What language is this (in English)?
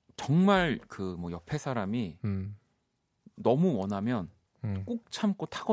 Korean